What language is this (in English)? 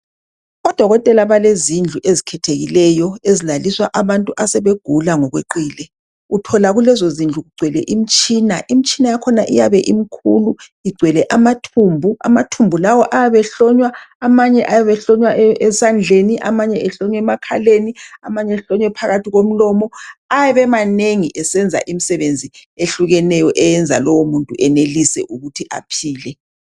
North Ndebele